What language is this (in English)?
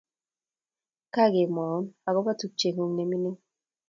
Kalenjin